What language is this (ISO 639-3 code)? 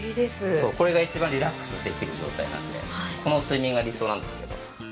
jpn